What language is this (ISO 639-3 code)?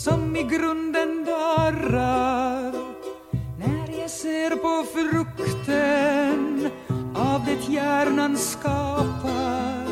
swe